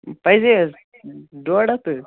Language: Kashmiri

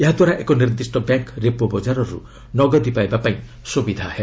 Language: Odia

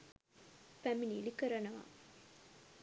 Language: Sinhala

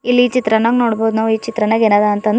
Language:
Kannada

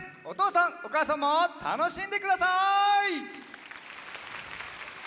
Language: Japanese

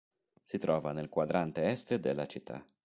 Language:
Italian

